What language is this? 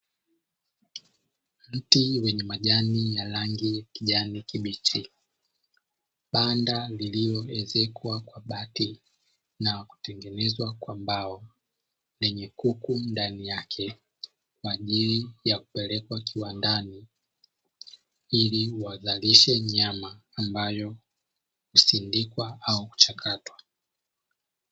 Swahili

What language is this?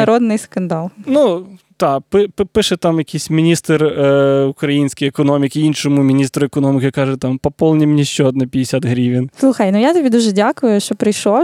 Ukrainian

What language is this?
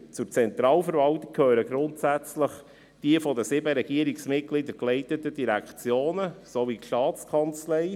Swiss German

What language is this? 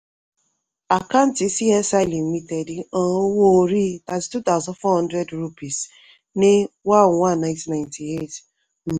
Yoruba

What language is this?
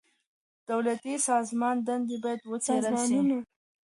Pashto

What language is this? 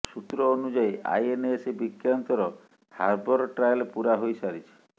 Odia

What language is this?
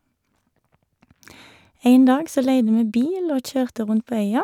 Norwegian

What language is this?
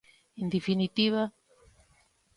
Galician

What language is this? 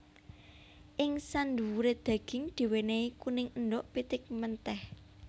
Javanese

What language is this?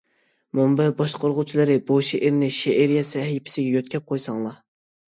Uyghur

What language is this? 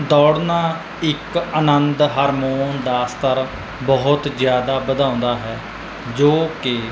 Punjabi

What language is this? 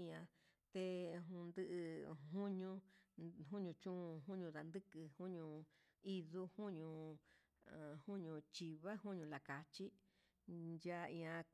Huitepec Mixtec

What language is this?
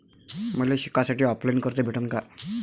Marathi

